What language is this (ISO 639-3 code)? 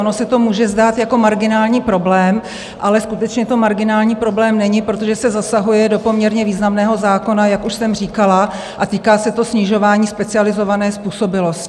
ces